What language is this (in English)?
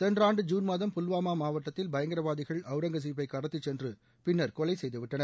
Tamil